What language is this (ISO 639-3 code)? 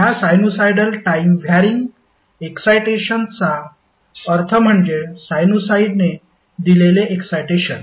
mar